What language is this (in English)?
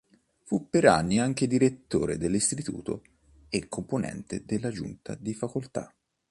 Italian